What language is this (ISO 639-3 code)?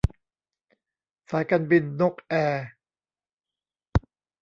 tha